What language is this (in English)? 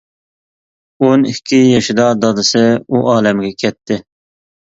Uyghur